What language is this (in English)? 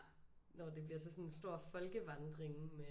Danish